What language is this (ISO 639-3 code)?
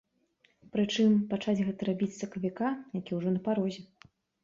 bel